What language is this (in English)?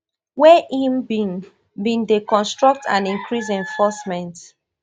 Nigerian Pidgin